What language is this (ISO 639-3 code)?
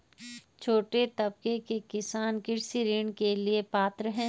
hin